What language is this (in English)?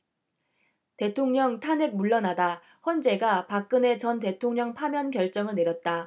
Korean